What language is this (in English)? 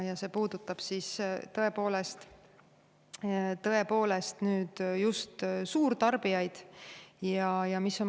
Estonian